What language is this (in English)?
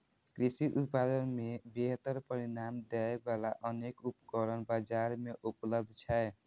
Maithili